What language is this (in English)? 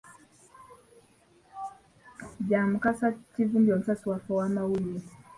Ganda